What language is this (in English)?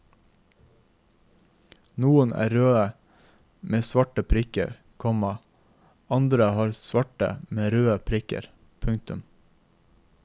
Norwegian